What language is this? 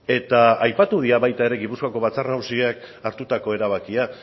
Basque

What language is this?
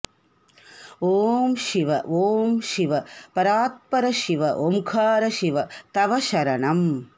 Sanskrit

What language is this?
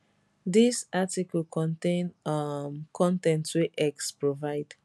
Nigerian Pidgin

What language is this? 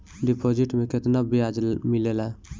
Bhojpuri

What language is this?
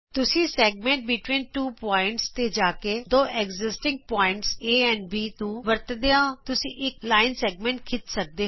Punjabi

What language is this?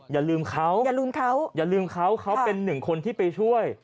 Thai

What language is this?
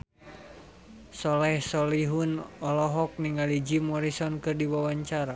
Sundanese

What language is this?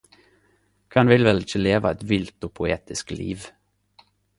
Norwegian Nynorsk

